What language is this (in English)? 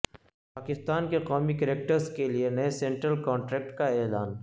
Urdu